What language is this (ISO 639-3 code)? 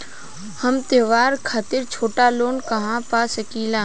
bho